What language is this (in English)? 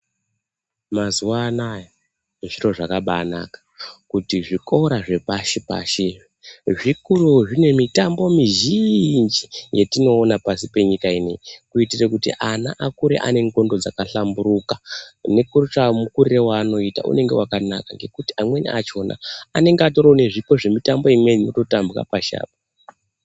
Ndau